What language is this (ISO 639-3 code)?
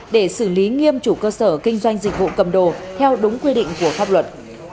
vie